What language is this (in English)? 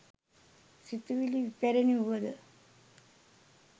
Sinhala